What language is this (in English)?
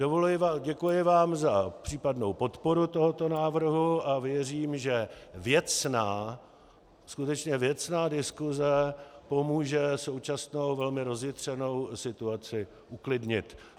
Czech